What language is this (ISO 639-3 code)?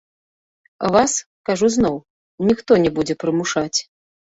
bel